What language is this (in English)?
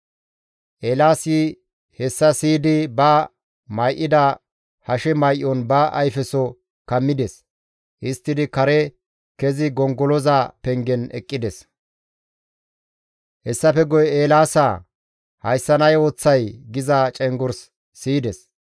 Gamo